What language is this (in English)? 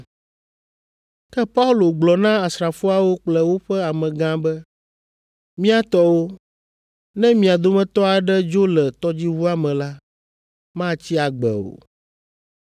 Ewe